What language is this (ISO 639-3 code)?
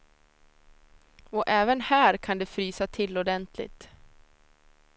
swe